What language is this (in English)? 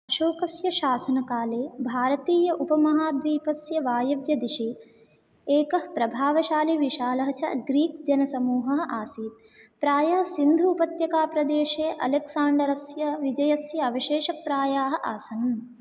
Sanskrit